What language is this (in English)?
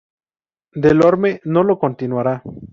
Spanish